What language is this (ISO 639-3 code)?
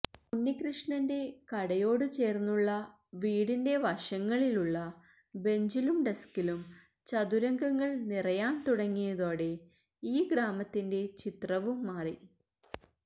mal